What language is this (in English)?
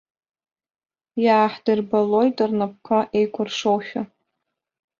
Abkhazian